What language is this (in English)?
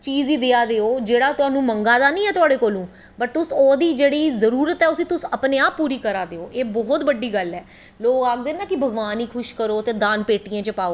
Dogri